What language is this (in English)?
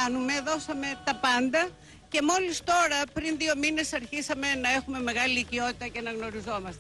Greek